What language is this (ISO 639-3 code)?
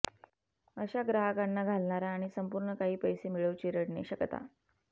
mar